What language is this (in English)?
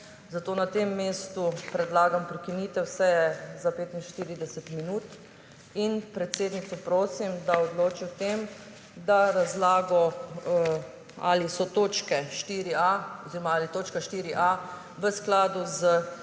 Slovenian